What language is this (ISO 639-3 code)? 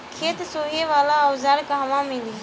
bho